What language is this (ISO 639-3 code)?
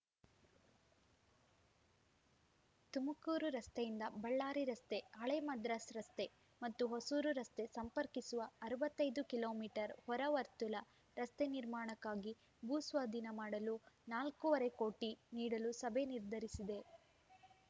kan